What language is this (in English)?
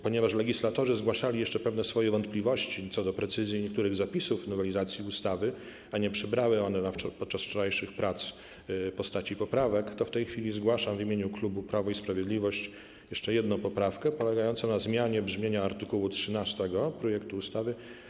Polish